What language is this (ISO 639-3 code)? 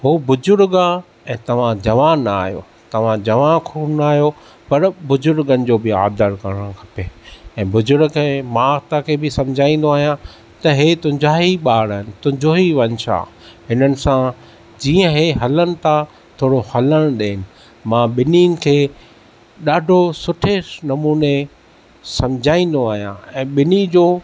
snd